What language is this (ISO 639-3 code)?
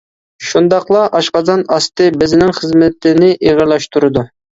uig